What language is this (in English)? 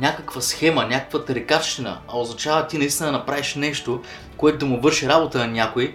Bulgarian